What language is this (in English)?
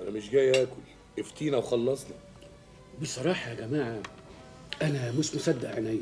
Arabic